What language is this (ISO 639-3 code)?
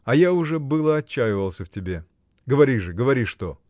rus